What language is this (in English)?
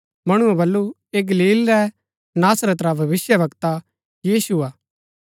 Gaddi